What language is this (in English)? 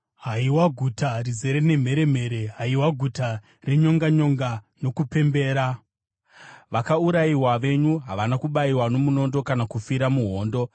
Shona